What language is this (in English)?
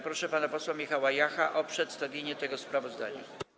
Polish